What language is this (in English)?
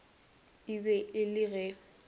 Northern Sotho